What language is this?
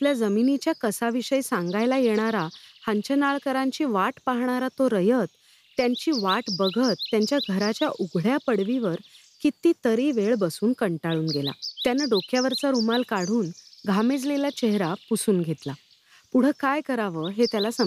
Marathi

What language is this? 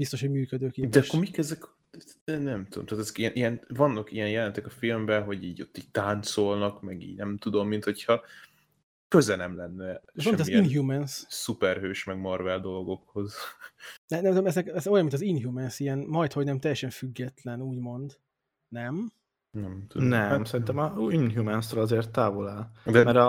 Hungarian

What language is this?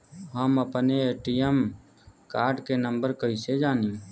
Bhojpuri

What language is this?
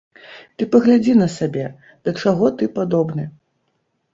Belarusian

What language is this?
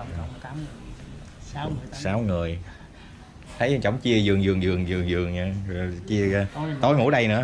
Vietnamese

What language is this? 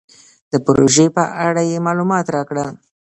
Pashto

